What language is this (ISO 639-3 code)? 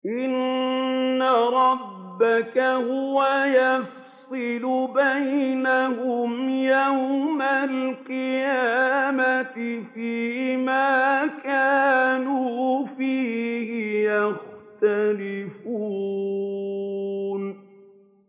ara